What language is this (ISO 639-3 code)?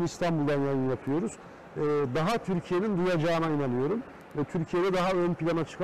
tur